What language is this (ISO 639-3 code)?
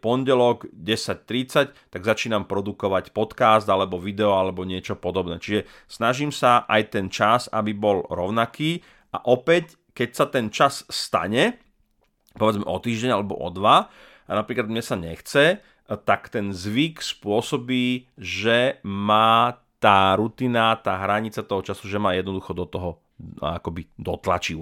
slk